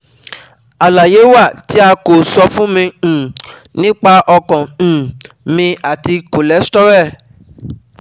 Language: Yoruba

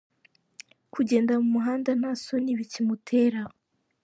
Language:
Kinyarwanda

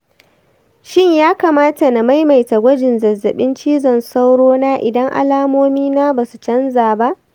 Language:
Hausa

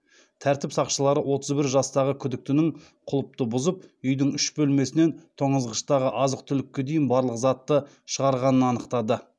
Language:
Kazakh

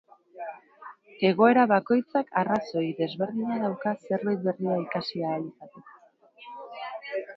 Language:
Basque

